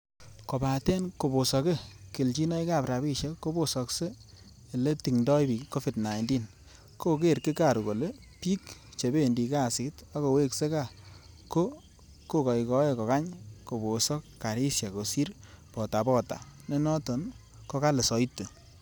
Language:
Kalenjin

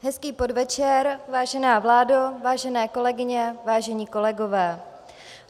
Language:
Czech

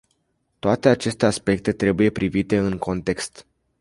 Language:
Romanian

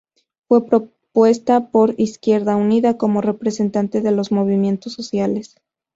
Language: Spanish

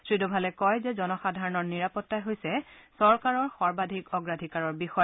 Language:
Assamese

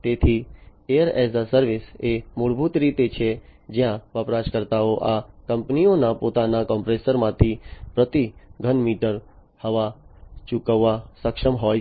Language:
Gujarati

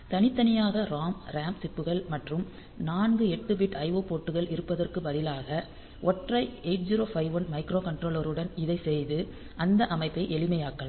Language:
Tamil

